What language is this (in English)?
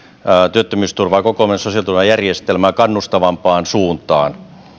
Finnish